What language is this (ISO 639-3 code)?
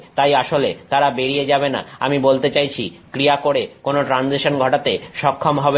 ben